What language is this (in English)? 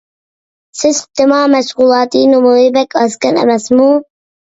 Uyghur